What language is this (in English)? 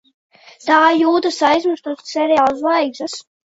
Latvian